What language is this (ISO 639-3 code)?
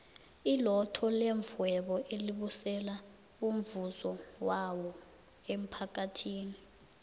nbl